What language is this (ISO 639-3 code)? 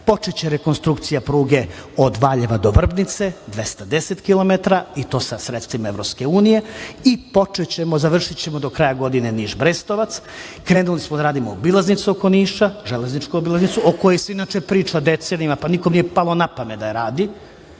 srp